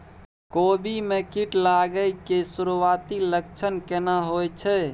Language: Maithili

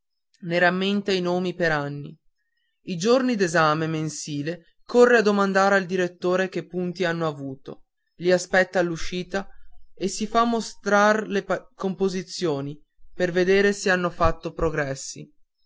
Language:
Italian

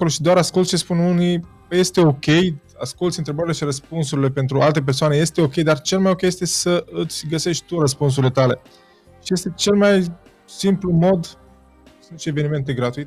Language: Romanian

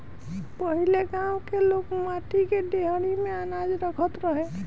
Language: Bhojpuri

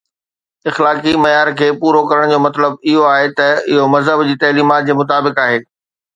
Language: Sindhi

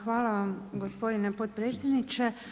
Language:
Croatian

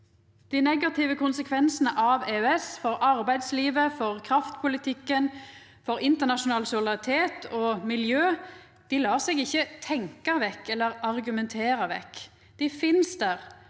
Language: Norwegian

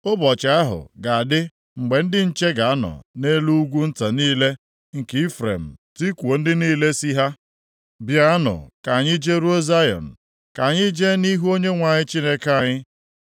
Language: Igbo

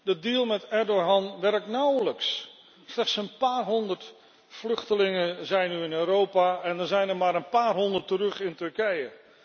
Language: Dutch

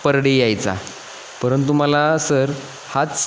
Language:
Marathi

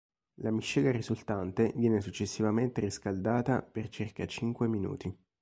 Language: Italian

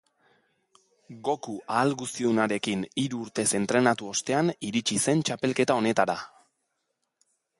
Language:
Basque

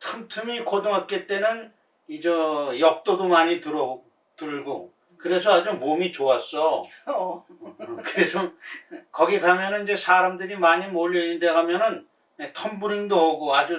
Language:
Korean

